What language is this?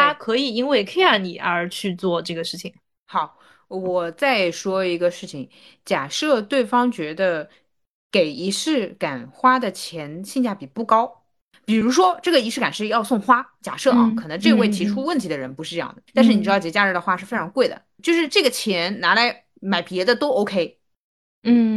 Chinese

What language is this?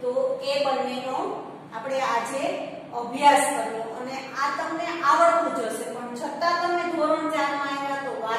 Hindi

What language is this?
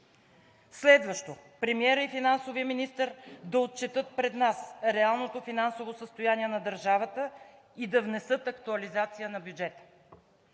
Bulgarian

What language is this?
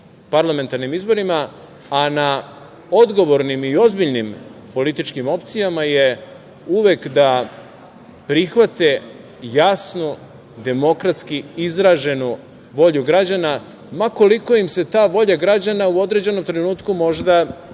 Serbian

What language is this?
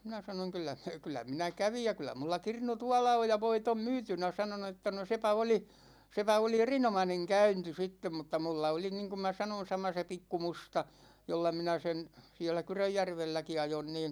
Finnish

